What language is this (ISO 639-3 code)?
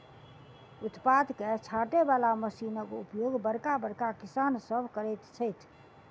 mai